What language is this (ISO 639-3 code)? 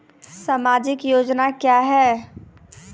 mai